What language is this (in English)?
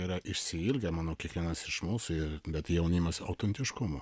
Lithuanian